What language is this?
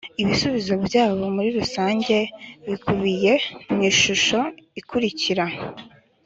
Kinyarwanda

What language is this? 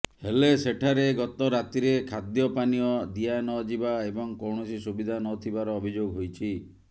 Odia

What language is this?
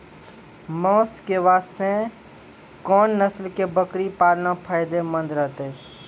Maithili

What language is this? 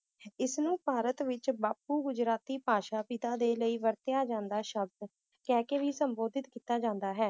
Punjabi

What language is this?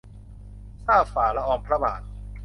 Thai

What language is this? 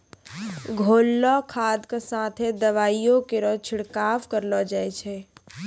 Maithili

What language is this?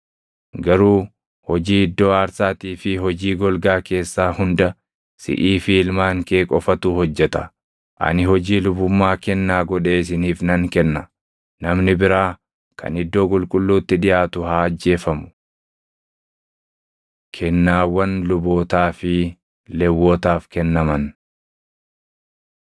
Oromo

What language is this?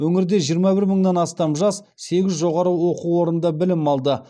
Kazakh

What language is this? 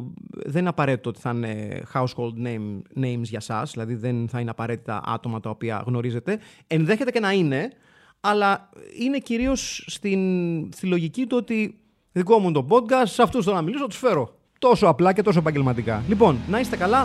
Greek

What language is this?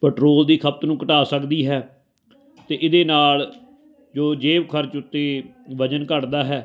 Punjabi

